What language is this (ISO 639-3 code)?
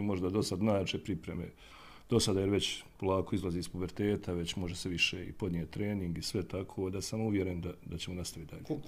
hrv